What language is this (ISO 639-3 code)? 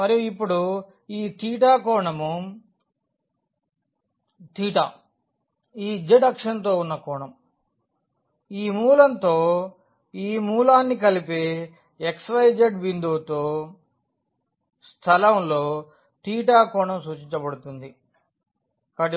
tel